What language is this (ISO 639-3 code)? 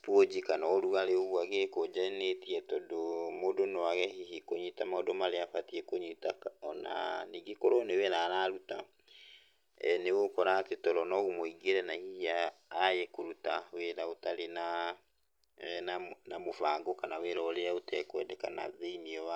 kik